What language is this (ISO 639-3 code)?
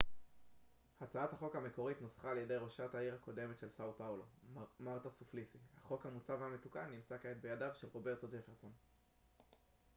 heb